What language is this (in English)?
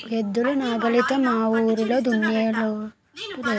Telugu